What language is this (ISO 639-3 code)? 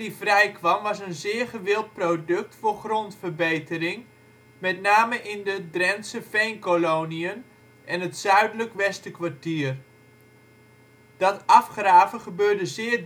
nld